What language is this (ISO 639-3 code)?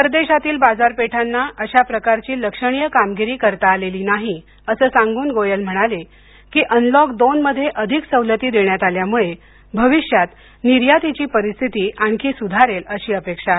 mar